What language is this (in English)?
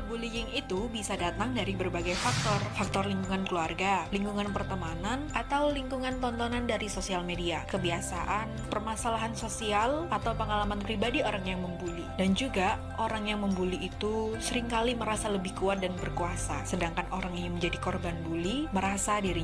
Indonesian